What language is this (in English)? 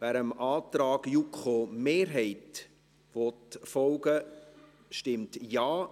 Swiss German